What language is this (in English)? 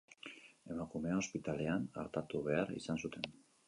Basque